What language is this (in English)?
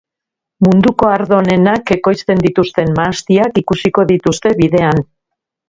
Basque